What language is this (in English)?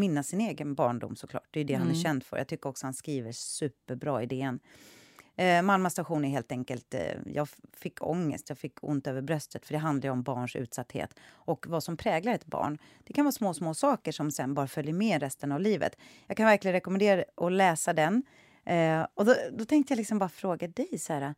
Swedish